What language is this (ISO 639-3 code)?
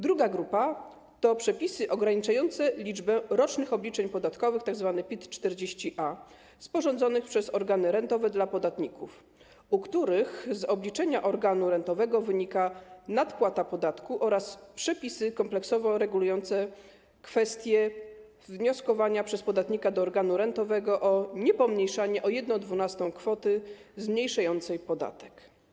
pol